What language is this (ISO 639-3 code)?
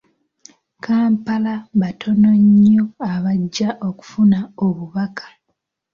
lug